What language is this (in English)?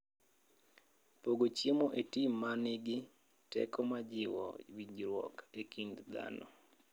Luo (Kenya and Tanzania)